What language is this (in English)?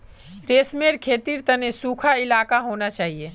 Magahi